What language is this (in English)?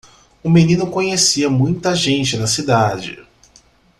Portuguese